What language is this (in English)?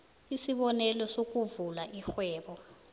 South Ndebele